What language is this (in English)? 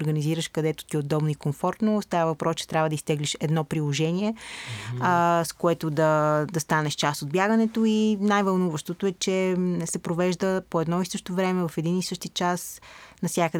Bulgarian